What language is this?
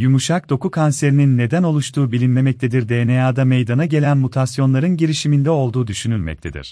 Turkish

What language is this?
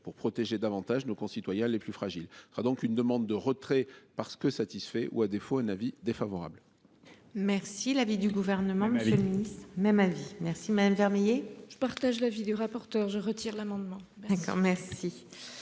French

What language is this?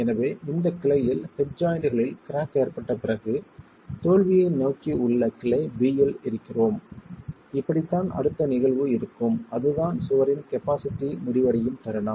Tamil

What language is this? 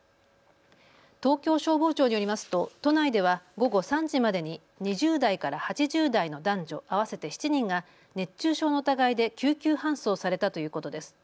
Japanese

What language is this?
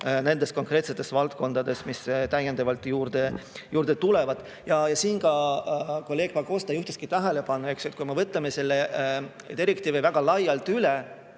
Estonian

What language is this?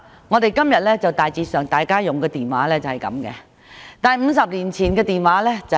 Cantonese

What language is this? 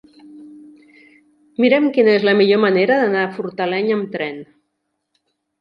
Catalan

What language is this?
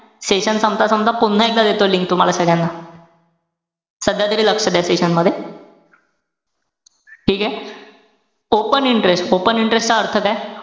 Marathi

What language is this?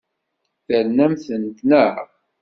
Kabyle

